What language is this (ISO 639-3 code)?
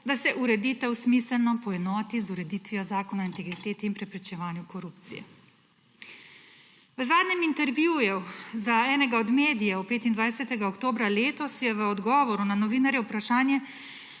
slv